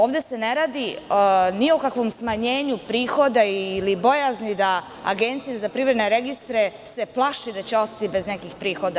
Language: Serbian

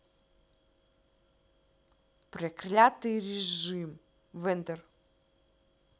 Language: Russian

